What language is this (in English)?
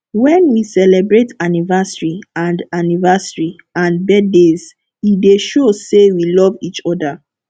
Nigerian Pidgin